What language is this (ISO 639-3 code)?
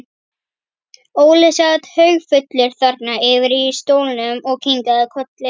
isl